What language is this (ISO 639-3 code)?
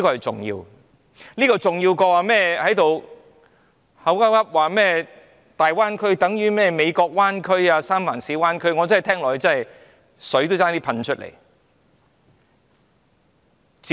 yue